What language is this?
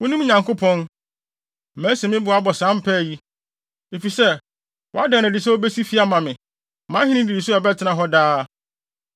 Akan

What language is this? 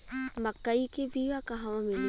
Bhojpuri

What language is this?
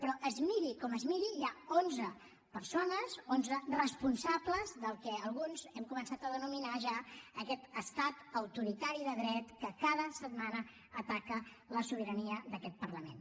Catalan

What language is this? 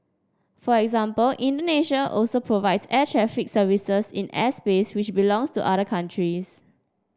English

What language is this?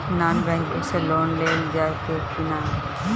Bhojpuri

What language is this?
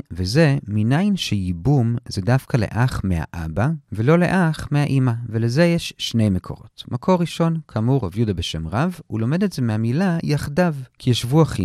Hebrew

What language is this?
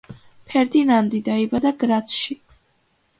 Georgian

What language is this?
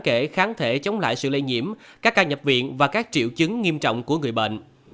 Vietnamese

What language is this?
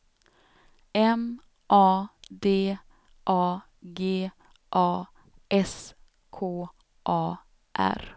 Swedish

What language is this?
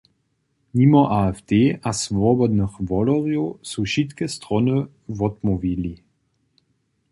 Upper Sorbian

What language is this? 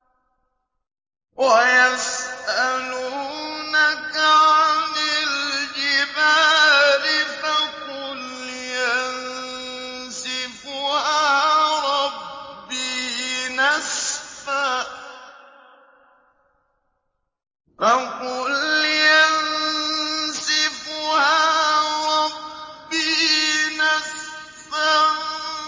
Arabic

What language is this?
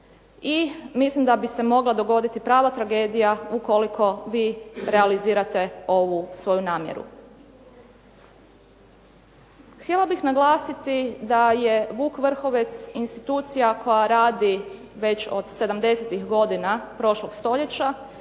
Croatian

